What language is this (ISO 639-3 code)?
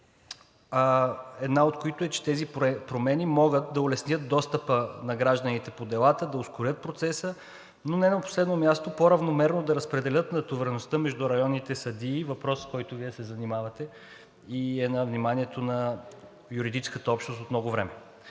bul